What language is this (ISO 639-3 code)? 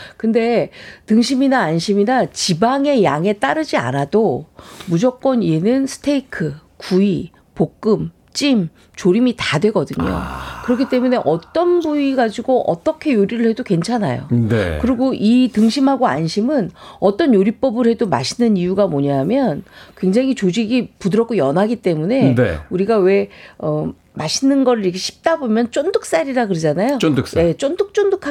kor